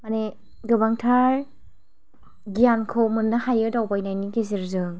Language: Bodo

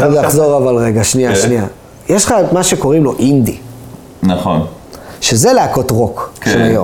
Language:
Hebrew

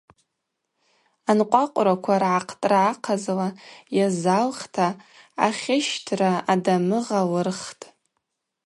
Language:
Abaza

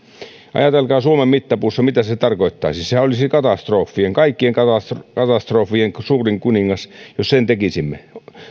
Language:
Finnish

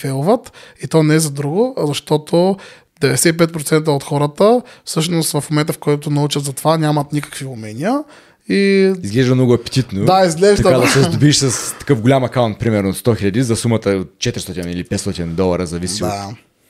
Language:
Bulgarian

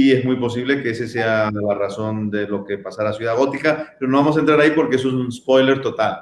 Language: Spanish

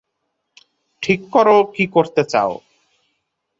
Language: Bangla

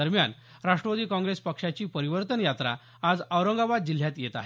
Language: Marathi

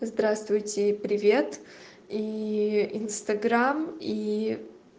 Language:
Russian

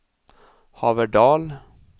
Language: Swedish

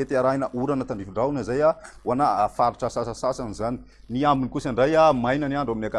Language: Malagasy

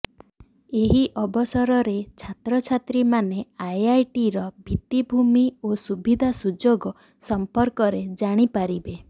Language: Odia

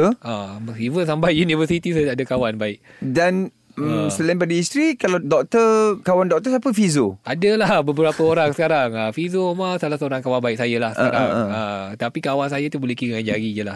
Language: Malay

